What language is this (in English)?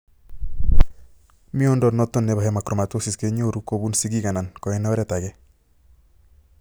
Kalenjin